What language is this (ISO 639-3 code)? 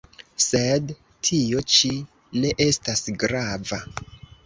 epo